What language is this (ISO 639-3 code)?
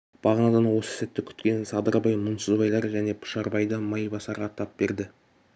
kaz